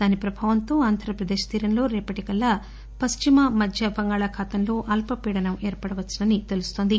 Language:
Telugu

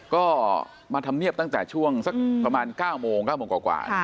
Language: Thai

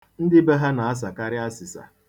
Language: Igbo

